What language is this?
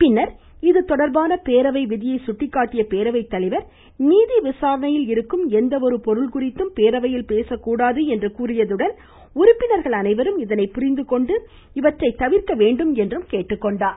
Tamil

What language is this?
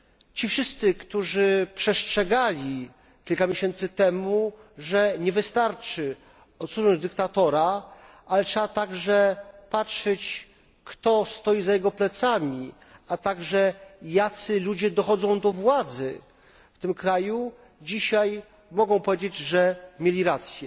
Polish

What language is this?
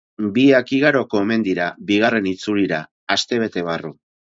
Basque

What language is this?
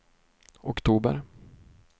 Swedish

